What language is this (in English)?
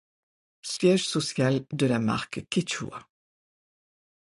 French